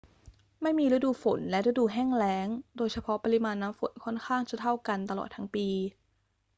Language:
Thai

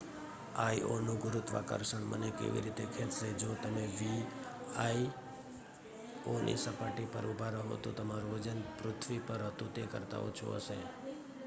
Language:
Gujarati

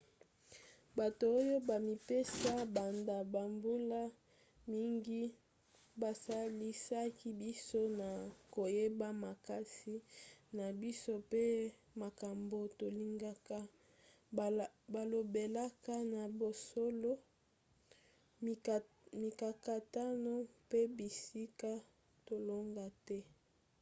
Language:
Lingala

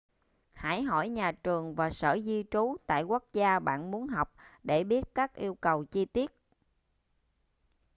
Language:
Vietnamese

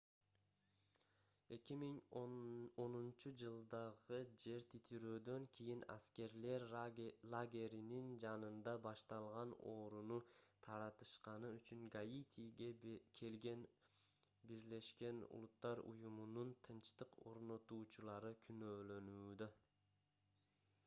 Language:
Kyrgyz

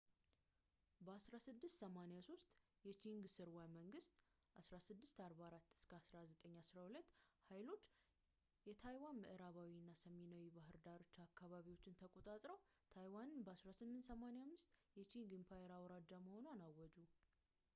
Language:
Amharic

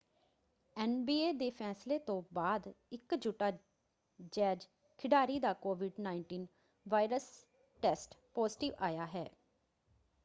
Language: Punjabi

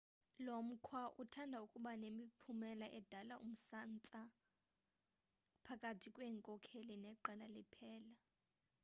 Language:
Xhosa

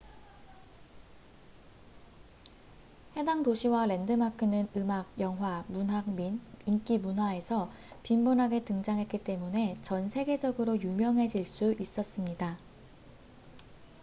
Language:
Korean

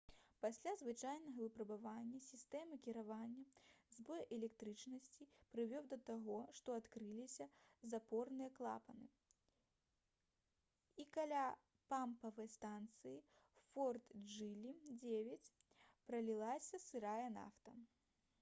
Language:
Belarusian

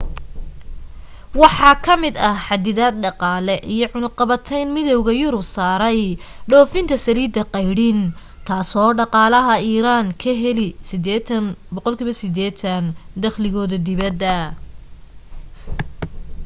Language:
Somali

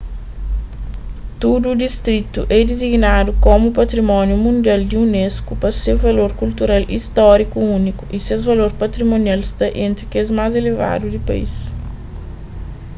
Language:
Kabuverdianu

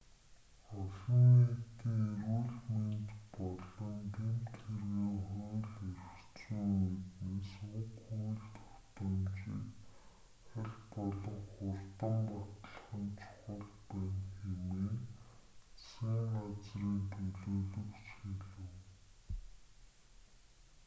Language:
Mongolian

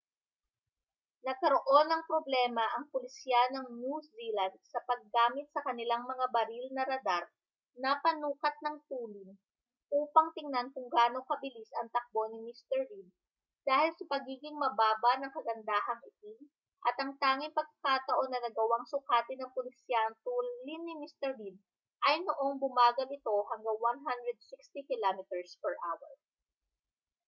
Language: Filipino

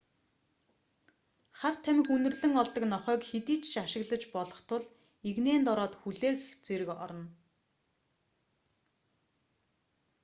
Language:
Mongolian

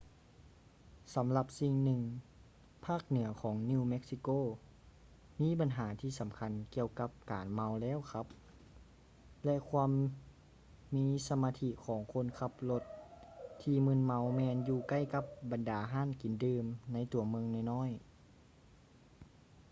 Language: Lao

